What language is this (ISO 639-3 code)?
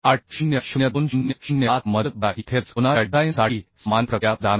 mar